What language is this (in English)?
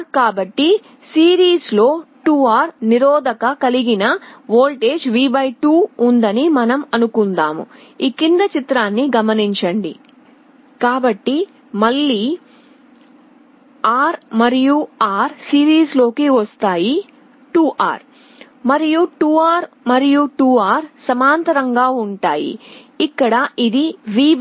Telugu